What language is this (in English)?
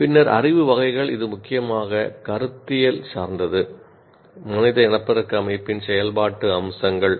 Tamil